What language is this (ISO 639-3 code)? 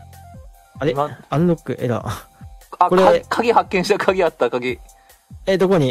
jpn